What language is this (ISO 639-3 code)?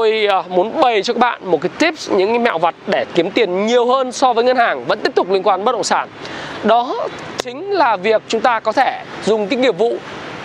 vie